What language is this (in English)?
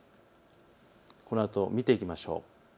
Japanese